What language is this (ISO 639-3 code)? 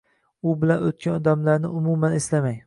uzb